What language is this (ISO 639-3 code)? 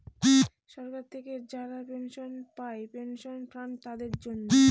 ben